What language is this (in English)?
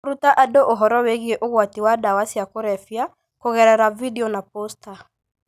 Kikuyu